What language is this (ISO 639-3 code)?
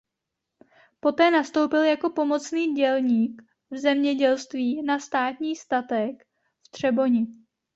ces